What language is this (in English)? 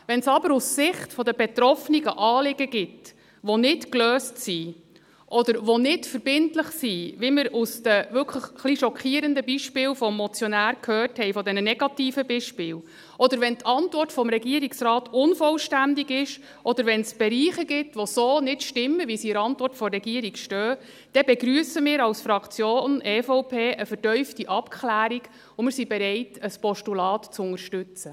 Swiss German